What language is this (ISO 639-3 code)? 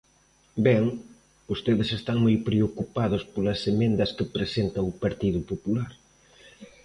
glg